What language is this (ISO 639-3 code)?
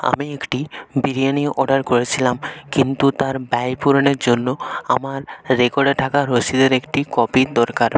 ben